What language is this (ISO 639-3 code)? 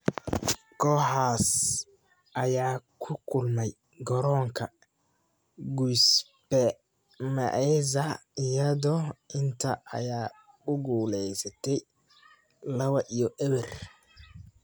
som